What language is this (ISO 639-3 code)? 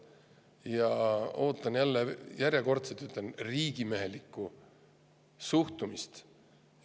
est